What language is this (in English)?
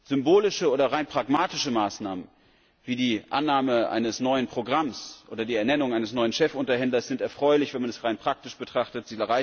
German